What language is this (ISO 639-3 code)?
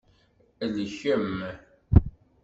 kab